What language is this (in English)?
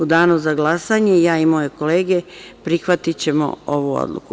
Serbian